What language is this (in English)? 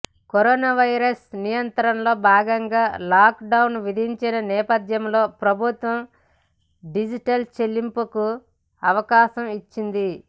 Telugu